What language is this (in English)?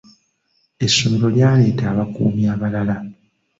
Ganda